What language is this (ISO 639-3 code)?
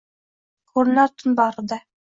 uzb